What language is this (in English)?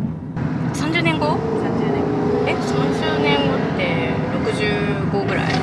Japanese